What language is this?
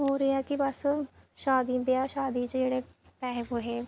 Dogri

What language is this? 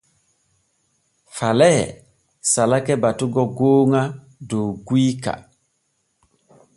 Borgu Fulfulde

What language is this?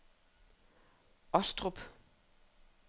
Danish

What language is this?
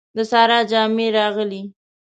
Pashto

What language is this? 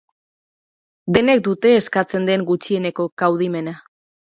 Basque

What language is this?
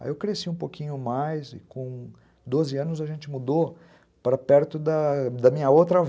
Portuguese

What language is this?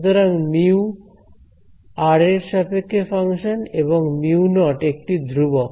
Bangla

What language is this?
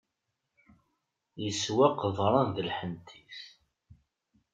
Kabyle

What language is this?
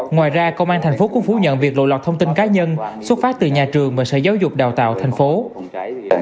Vietnamese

